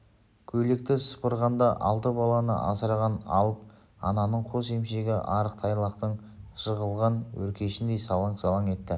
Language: Kazakh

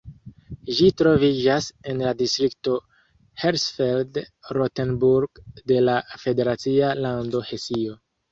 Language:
Esperanto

